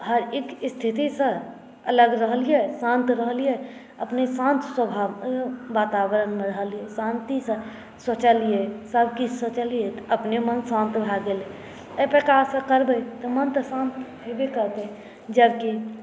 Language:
Maithili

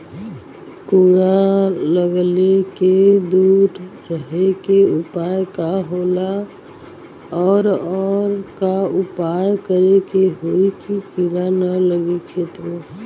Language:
Bhojpuri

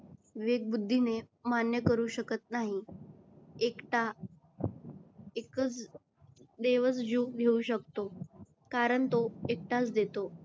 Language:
Marathi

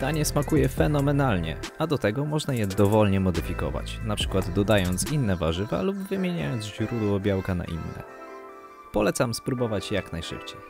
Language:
Polish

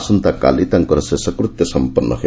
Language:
Odia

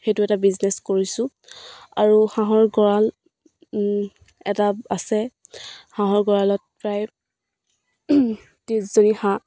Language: Assamese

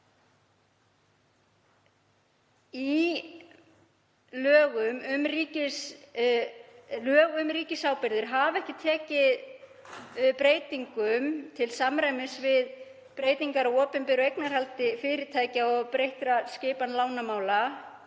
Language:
Icelandic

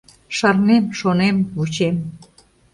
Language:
Mari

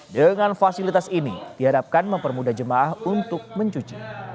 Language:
Indonesian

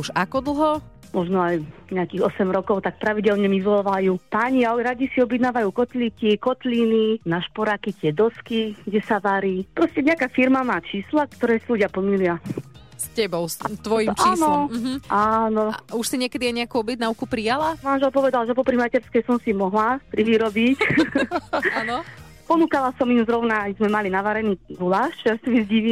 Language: Slovak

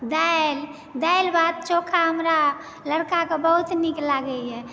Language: Maithili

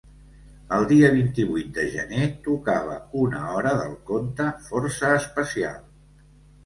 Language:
Catalan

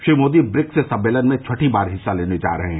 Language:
Hindi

